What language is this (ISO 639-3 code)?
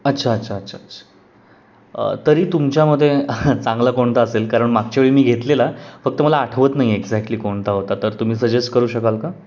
mar